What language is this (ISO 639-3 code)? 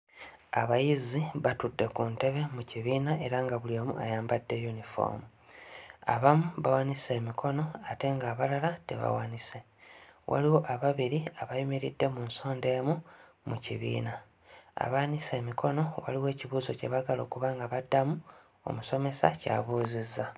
lug